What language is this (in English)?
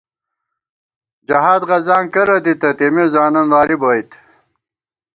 Gawar-Bati